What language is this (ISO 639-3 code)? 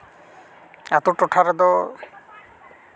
sat